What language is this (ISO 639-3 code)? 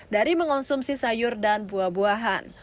ind